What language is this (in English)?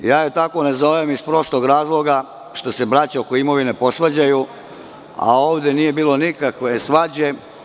Serbian